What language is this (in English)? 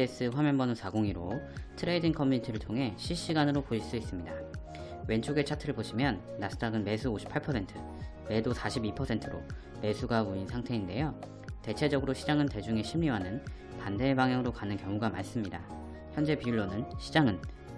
Korean